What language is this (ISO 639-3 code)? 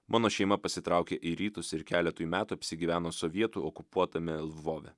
lit